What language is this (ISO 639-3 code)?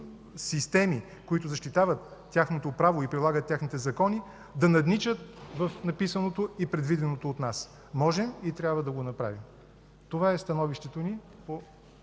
bul